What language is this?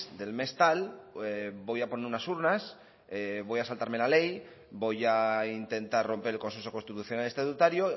Spanish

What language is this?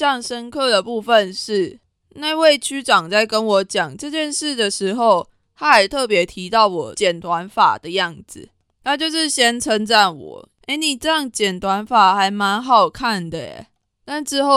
Chinese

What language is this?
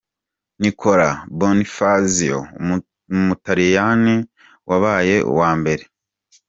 Kinyarwanda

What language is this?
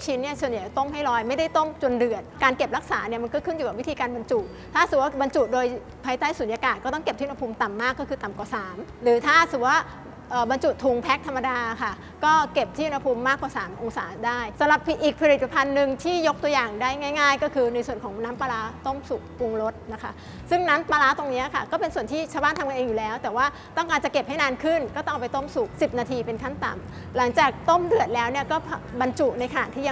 Thai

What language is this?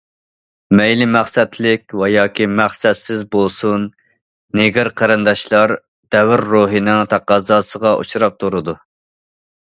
Uyghur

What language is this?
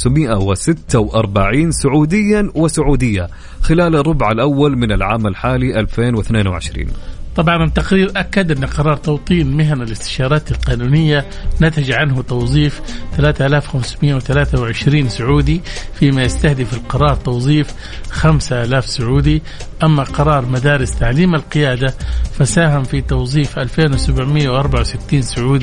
Arabic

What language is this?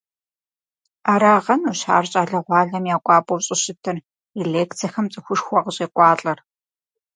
Kabardian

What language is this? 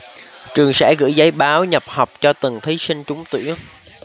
Vietnamese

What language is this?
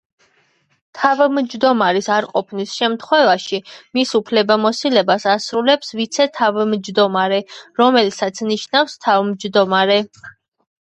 Georgian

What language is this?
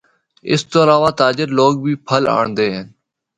Northern Hindko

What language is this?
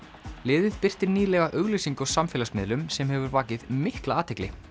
Icelandic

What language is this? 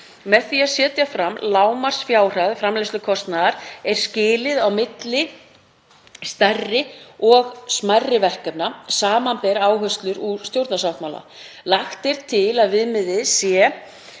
Icelandic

